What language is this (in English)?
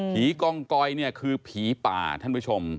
Thai